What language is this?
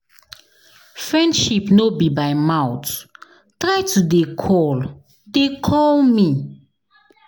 Nigerian Pidgin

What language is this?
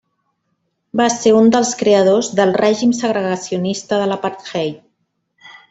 Catalan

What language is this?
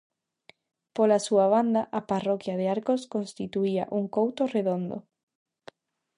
Galician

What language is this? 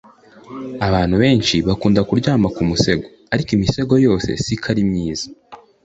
Kinyarwanda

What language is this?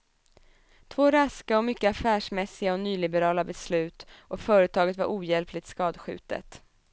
Swedish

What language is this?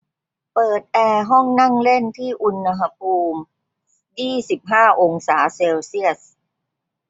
Thai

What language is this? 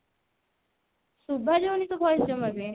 Odia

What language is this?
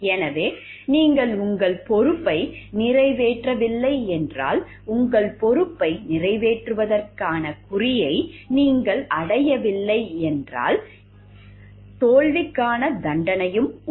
Tamil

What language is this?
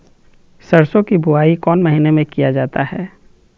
Magahi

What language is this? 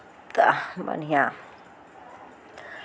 Maithili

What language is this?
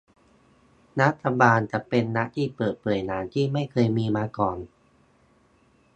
Thai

